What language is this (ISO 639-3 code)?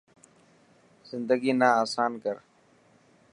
mki